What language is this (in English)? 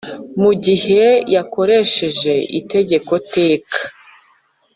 Kinyarwanda